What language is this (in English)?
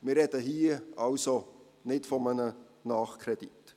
Swiss German